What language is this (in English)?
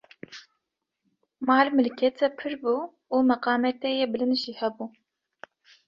Kurdish